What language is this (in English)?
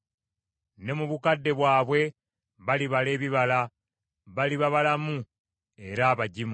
Ganda